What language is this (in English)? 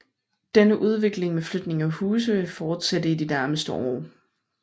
Danish